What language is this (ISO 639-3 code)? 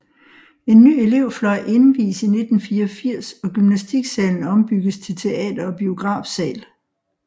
dan